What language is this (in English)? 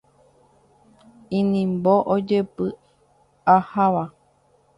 Guarani